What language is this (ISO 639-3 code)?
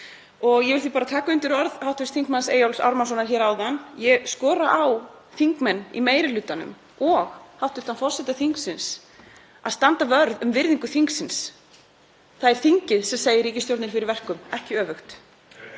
isl